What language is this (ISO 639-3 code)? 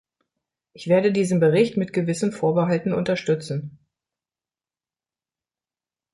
deu